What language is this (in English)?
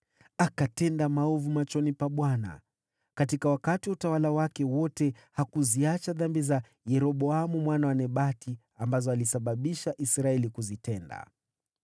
Swahili